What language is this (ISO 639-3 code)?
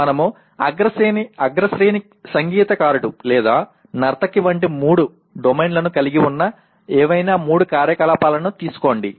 tel